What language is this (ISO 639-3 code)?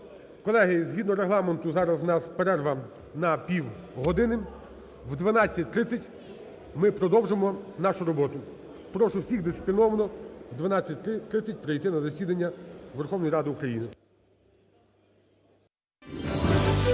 ukr